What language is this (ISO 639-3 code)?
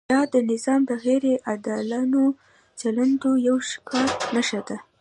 pus